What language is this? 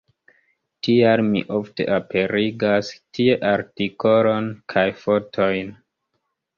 Esperanto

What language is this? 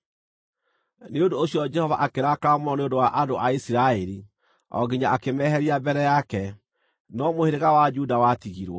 Kikuyu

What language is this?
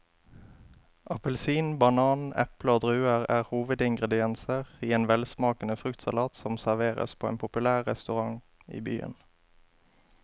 Norwegian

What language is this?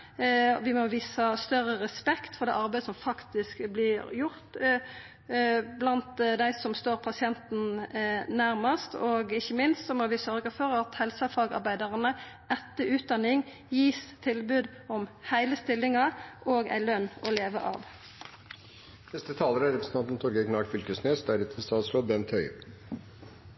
Norwegian Nynorsk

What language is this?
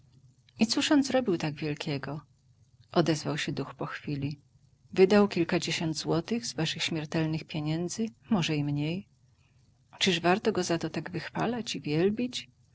Polish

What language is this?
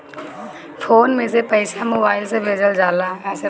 Bhojpuri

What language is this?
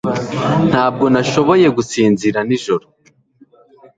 Kinyarwanda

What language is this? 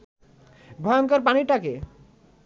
Bangla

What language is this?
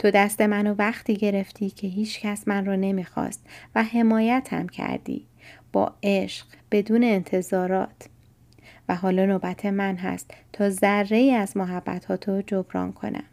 Persian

